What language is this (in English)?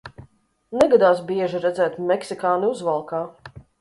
Latvian